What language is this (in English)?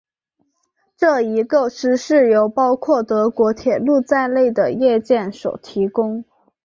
Chinese